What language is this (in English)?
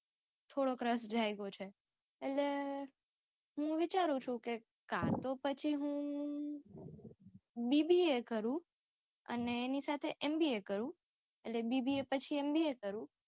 Gujarati